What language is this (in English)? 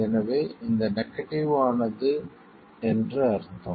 Tamil